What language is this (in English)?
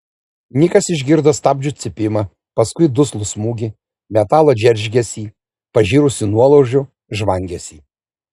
Lithuanian